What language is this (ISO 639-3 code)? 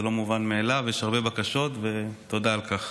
heb